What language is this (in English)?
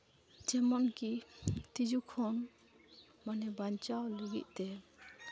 Santali